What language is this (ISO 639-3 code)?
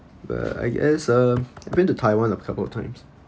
eng